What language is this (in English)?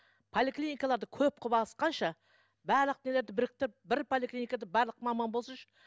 Kazakh